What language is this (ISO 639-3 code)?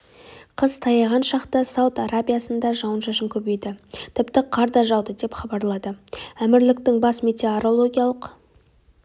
kaz